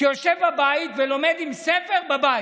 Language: Hebrew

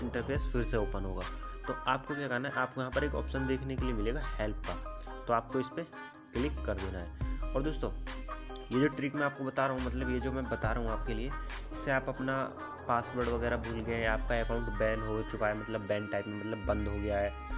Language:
Hindi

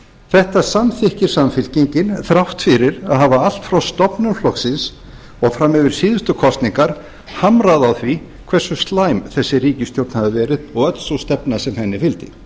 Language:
Icelandic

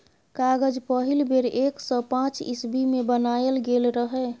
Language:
Maithili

